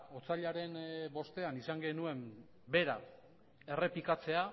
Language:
Basque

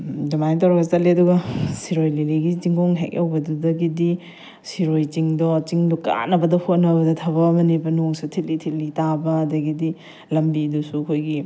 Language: Manipuri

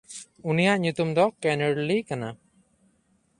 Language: Santali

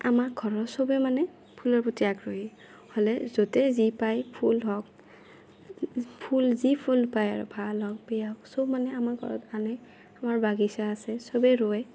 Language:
Assamese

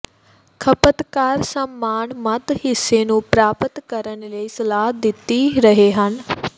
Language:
Punjabi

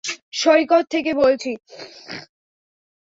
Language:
Bangla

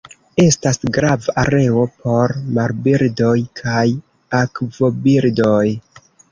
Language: Esperanto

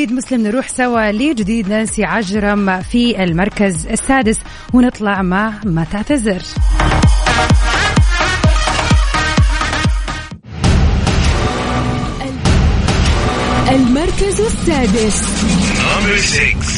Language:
Arabic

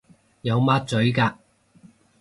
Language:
Cantonese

